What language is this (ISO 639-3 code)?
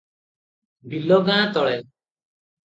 ori